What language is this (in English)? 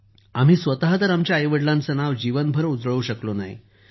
Marathi